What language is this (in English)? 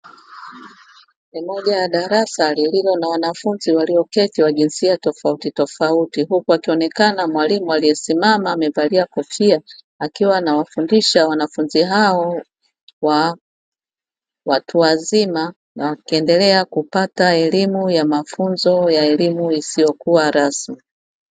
Swahili